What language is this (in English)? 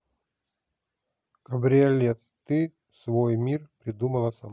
Russian